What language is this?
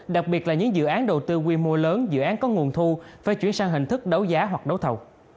Vietnamese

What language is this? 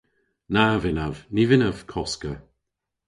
Cornish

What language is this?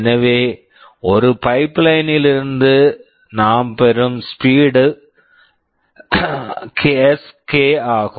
Tamil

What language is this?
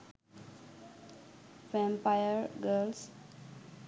Sinhala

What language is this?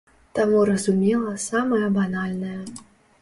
Belarusian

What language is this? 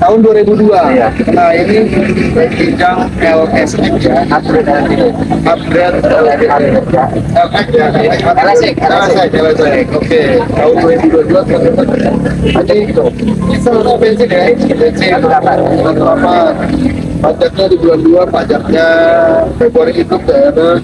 Indonesian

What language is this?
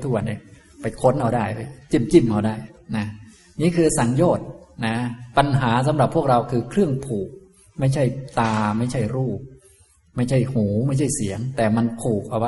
Thai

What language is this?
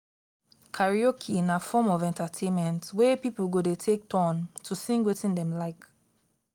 Nigerian Pidgin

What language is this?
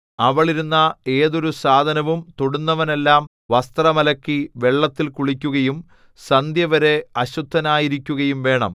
Malayalam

